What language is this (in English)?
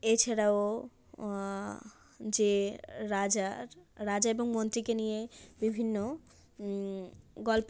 Bangla